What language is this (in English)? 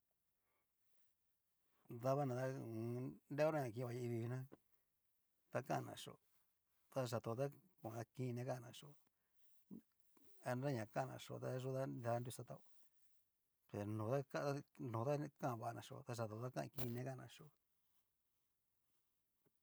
Cacaloxtepec Mixtec